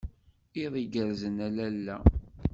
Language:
Kabyle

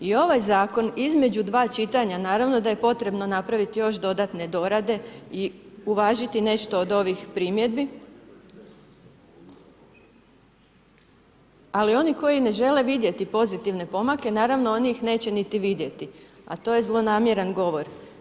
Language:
Croatian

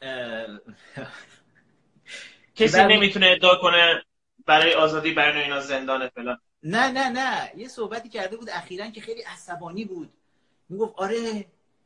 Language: Persian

